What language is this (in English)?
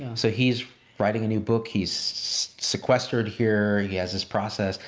English